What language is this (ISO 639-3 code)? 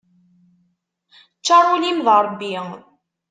kab